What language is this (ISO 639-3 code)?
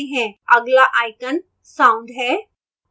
hin